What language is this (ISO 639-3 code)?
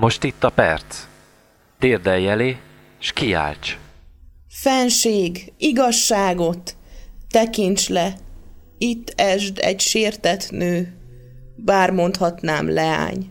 hun